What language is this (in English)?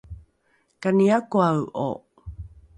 Rukai